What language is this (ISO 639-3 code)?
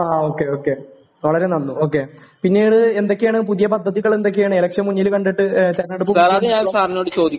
mal